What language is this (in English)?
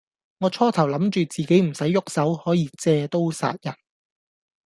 Cantonese